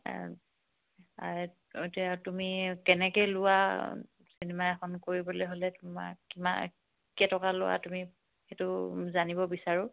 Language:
Assamese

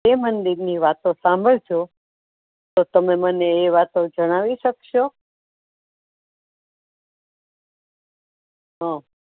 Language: Gujarati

